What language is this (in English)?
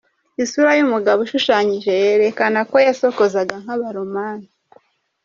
Kinyarwanda